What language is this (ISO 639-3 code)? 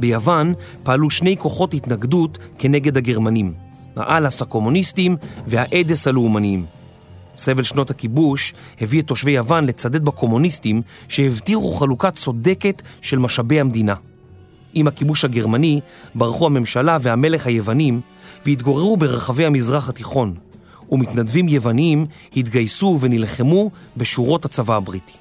heb